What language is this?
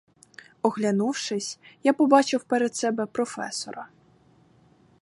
Ukrainian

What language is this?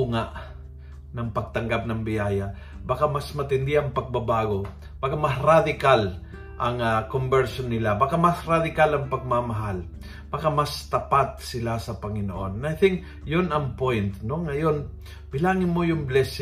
Filipino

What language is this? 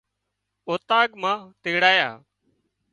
Wadiyara Koli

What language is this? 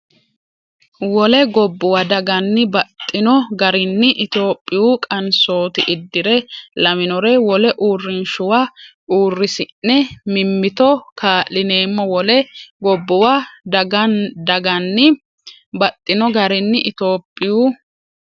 Sidamo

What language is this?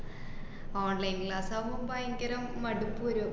Malayalam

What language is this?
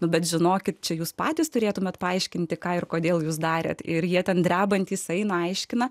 Lithuanian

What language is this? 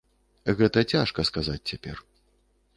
Belarusian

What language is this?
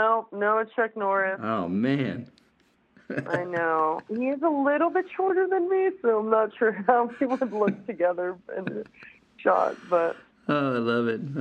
English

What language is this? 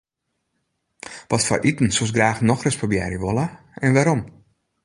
Western Frisian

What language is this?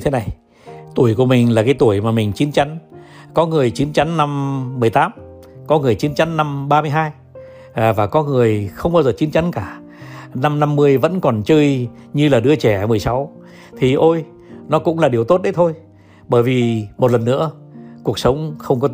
Vietnamese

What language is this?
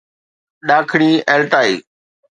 Sindhi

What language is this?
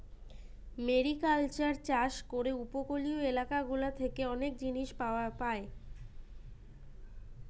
Bangla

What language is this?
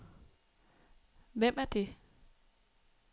Danish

